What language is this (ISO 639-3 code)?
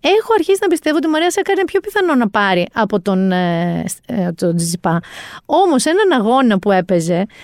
ell